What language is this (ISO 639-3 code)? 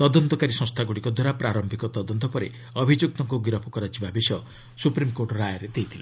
ori